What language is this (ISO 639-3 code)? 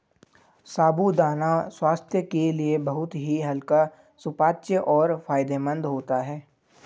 hin